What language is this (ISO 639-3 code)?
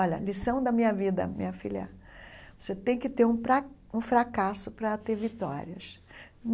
por